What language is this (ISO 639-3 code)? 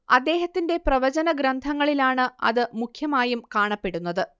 mal